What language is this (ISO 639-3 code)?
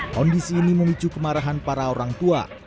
ind